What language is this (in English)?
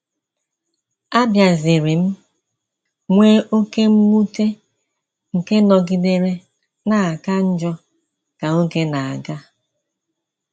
Igbo